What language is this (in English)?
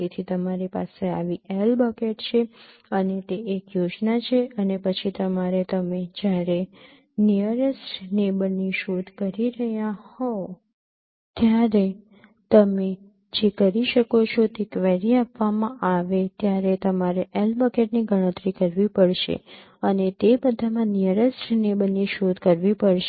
Gujarati